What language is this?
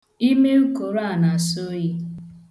Igbo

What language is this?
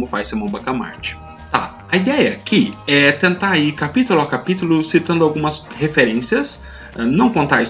Portuguese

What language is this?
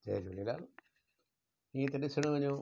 Sindhi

